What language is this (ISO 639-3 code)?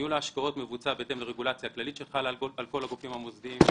heb